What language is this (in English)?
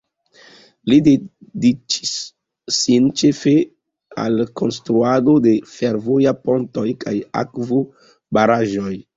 Esperanto